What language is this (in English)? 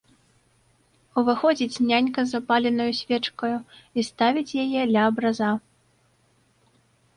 Belarusian